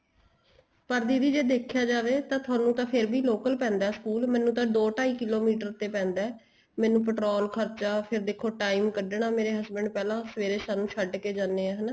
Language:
Punjabi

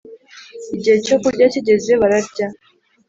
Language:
Kinyarwanda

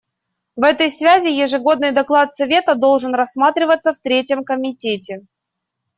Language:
Russian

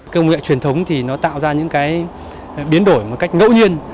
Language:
Vietnamese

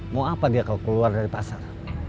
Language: Indonesian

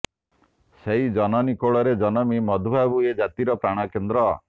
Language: Odia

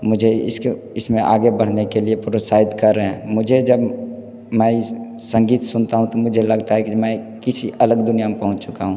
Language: Hindi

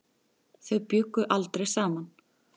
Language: Icelandic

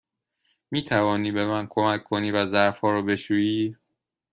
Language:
Persian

